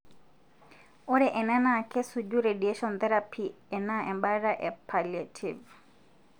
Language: Masai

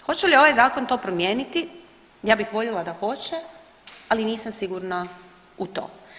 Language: Croatian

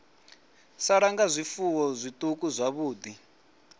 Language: Venda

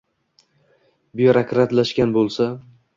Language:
Uzbek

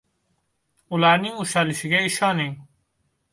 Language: Uzbek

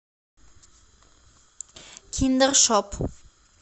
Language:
Russian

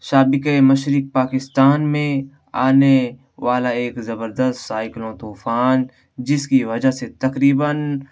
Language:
Urdu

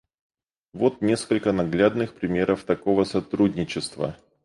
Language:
Russian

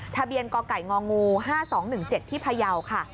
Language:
Thai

